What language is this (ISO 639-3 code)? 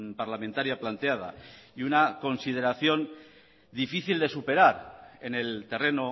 spa